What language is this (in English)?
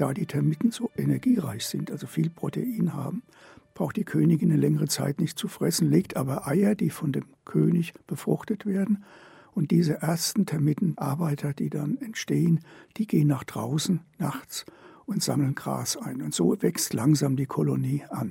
German